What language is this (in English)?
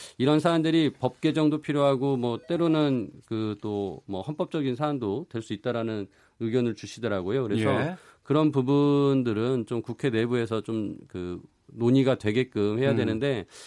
Korean